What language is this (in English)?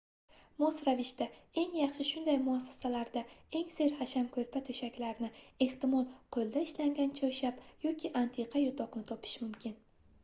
Uzbek